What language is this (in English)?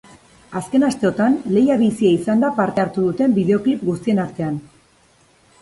Basque